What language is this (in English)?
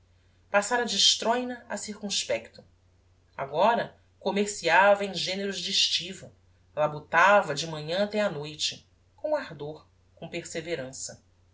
Portuguese